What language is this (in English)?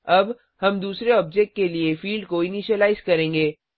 Hindi